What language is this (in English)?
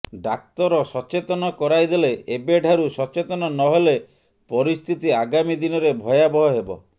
Odia